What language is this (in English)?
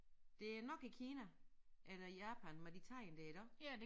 Danish